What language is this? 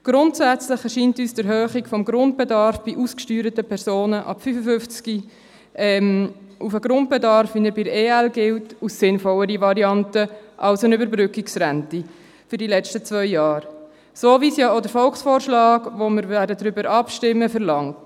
Swiss German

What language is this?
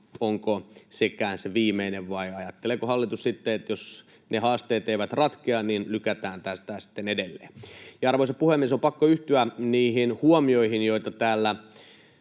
Finnish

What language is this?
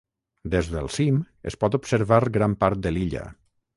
Catalan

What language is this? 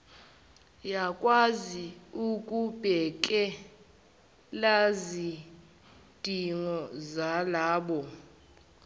Zulu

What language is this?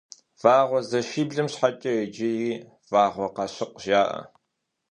Kabardian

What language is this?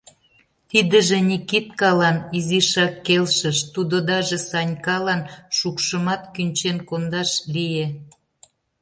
Mari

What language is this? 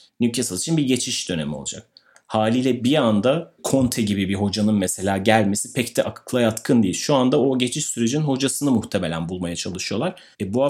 Turkish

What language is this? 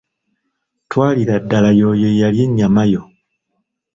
Ganda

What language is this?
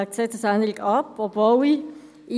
Swiss German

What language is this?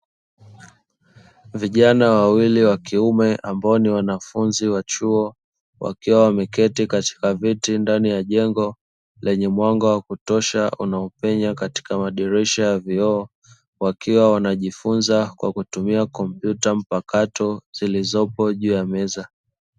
Swahili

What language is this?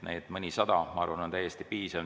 Estonian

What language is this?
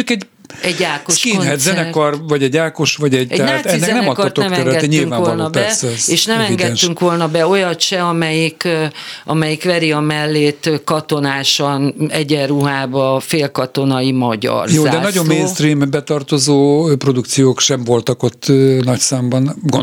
Hungarian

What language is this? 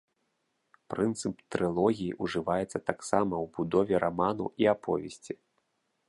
Belarusian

